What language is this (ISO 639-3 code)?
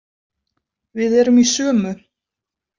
isl